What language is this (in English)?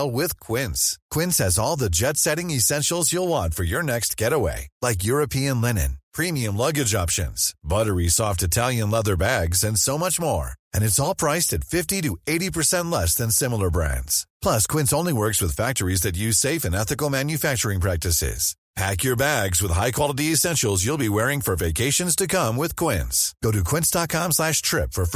Danish